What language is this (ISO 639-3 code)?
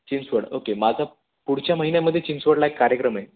mar